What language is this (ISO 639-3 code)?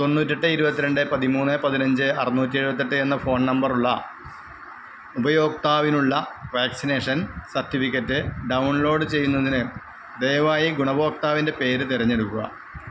mal